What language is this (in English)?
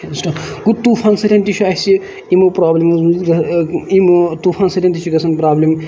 Kashmiri